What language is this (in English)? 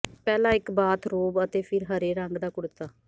Punjabi